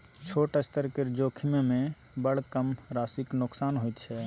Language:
Maithili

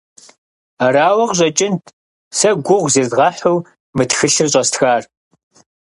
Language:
Kabardian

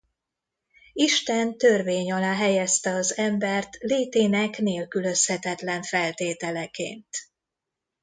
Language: Hungarian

